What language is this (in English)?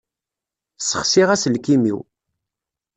Kabyle